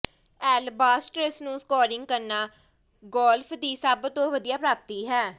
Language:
Punjabi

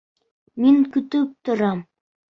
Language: Bashkir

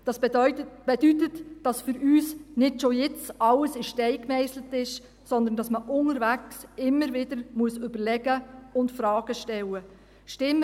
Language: Swiss German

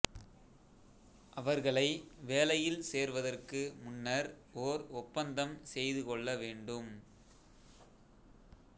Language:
Tamil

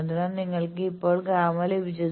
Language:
Malayalam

